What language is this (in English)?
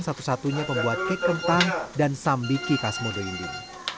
Indonesian